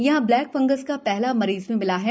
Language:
Hindi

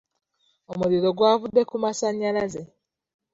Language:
Ganda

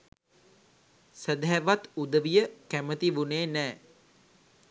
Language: Sinhala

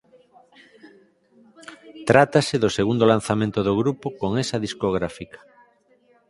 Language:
Galician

